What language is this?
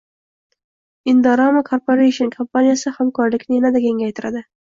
Uzbek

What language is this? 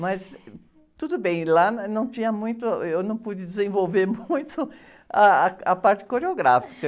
Portuguese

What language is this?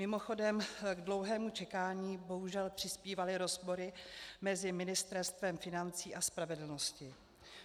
Czech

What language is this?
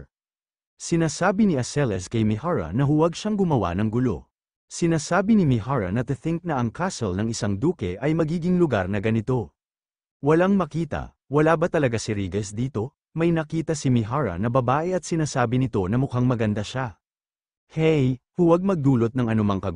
Filipino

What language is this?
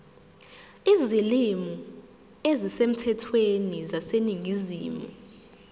Zulu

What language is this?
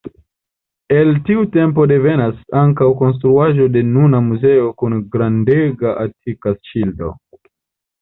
Esperanto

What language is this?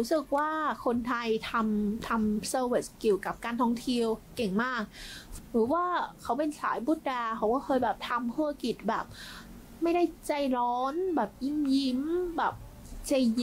Thai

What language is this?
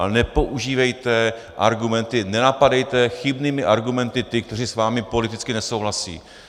Czech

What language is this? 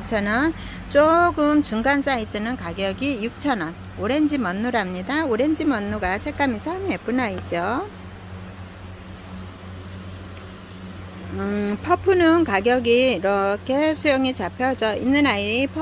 Korean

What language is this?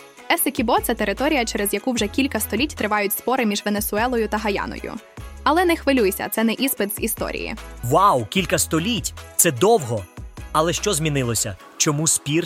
Ukrainian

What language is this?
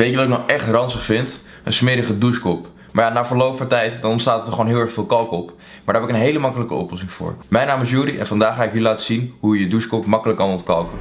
Dutch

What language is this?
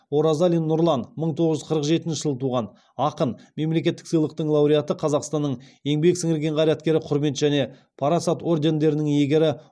Kazakh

